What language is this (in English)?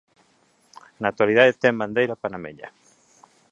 Galician